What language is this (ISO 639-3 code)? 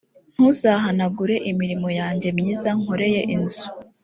kin